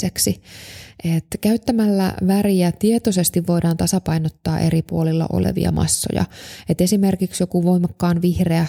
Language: Finnish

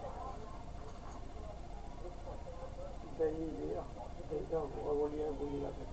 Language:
Hindi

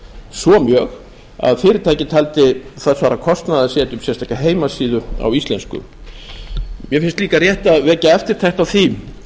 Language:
Icelandic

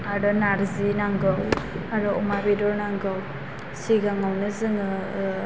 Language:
Bodo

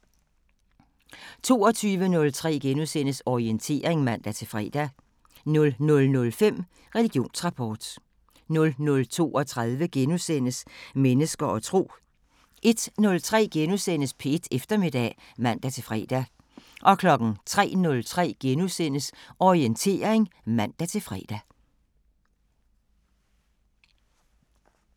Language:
Danish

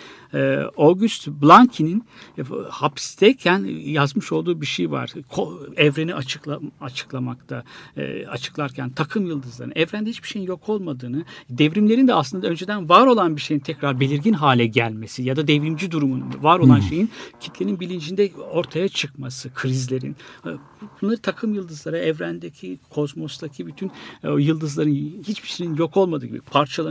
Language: Turkish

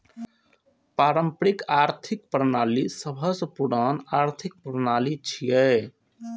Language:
Maithili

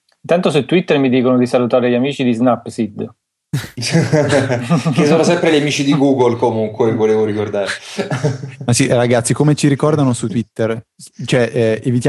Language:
Italian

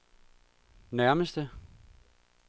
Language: Danish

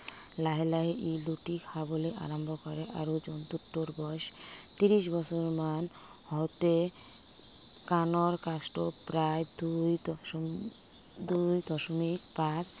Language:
Assamese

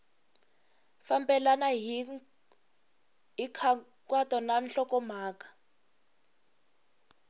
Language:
Tsonga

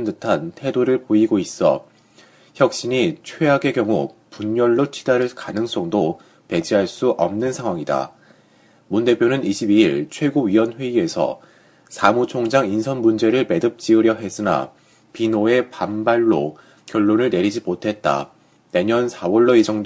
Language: Korean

